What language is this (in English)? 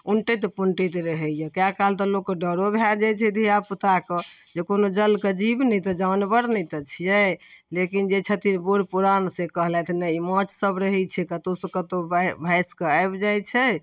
Maithili